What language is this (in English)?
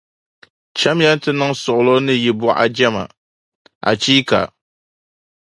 Dagbani